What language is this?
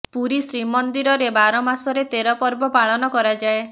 Odia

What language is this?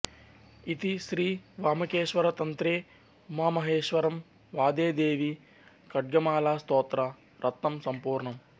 Telugu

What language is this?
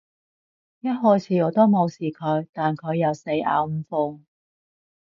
Cantonese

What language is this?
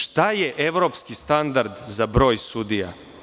Serbian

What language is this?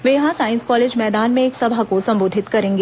Hindi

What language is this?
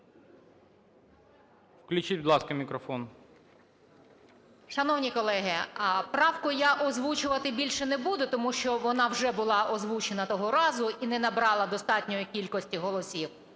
Ukrainian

